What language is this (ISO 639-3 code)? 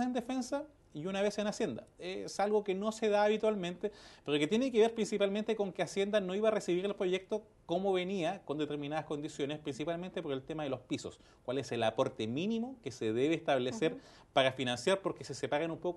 spa